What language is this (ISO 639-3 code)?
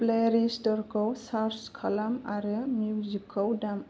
brx